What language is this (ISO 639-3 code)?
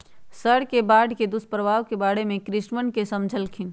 mag